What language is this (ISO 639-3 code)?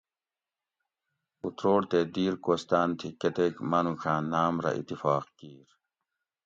gwc